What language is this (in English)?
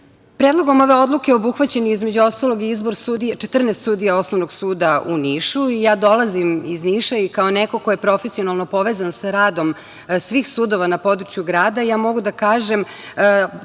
Serbian